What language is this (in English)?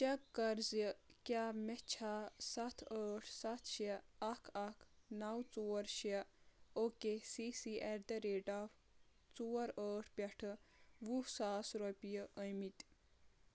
Kashmiri